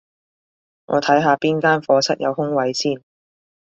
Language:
Cantonese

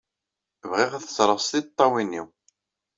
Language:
Kabyle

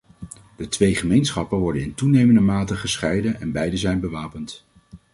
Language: Dutch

